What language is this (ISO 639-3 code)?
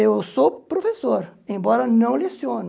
por